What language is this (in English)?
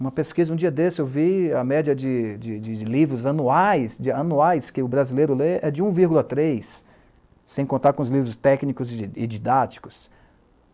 Portuguese